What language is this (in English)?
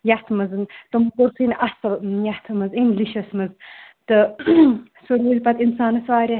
Kashmiri